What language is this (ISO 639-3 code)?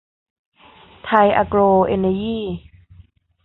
tha